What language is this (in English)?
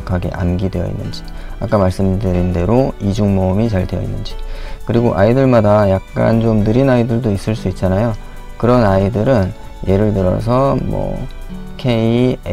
Korean